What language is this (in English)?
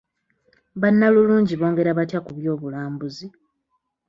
Ganda